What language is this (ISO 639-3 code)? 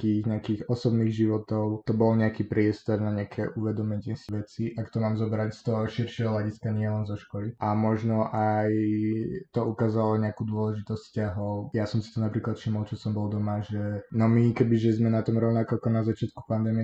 slk